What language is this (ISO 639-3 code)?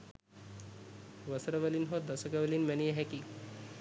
sin